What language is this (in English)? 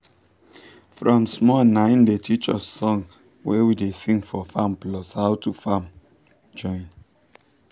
Nigerian Pidgin